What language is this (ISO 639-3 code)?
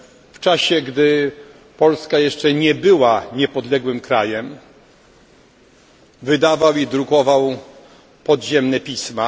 pol